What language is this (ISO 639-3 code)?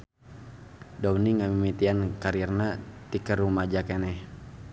sun